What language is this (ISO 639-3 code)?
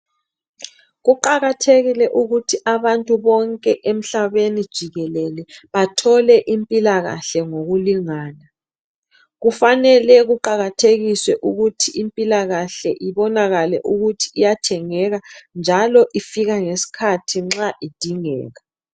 nde